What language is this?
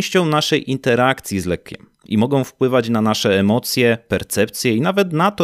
Polish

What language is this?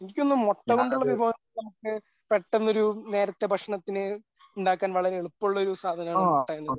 Malayalam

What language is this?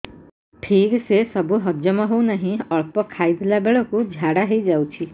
Odia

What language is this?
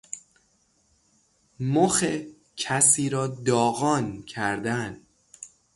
Persian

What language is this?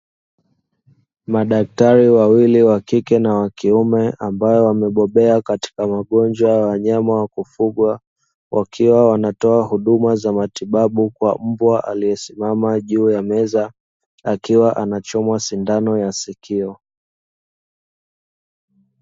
Swahili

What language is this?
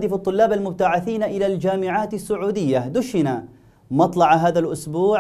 Arabic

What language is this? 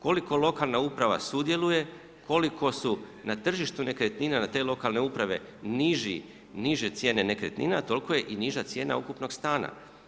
Croatian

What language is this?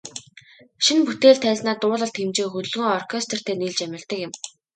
Mongolian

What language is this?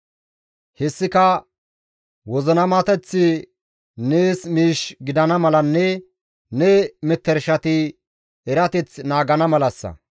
Gamo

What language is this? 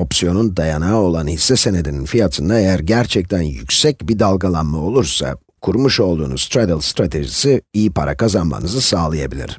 Turkish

